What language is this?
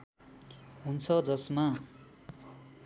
Nepali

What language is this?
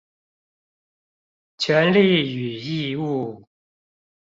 Chinese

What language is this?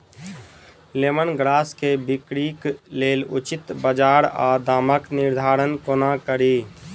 Maithili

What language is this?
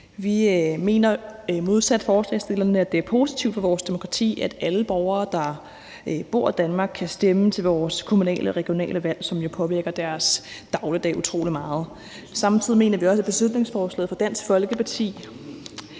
Danish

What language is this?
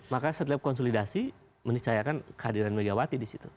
Indonesian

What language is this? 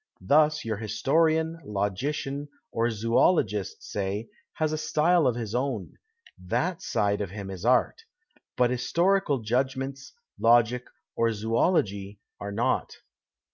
English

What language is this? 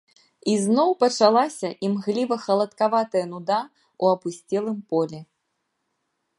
Belarusian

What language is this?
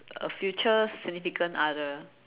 English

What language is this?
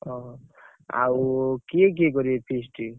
Odia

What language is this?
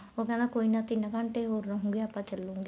Punjabi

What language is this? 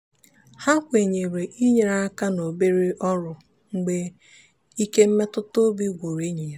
Igbo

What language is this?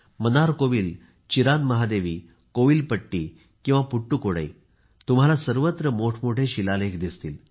Marathi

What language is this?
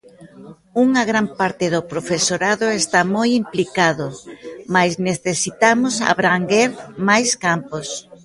Galician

